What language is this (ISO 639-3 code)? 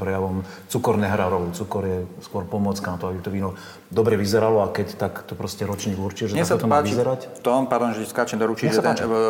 slk